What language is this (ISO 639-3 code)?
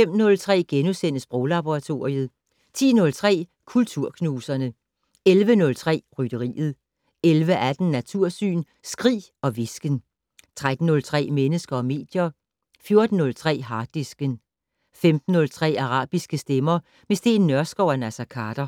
dan